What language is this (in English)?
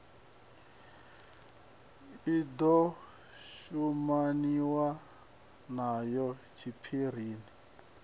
Venda